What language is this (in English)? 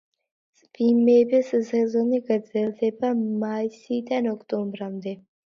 Georgian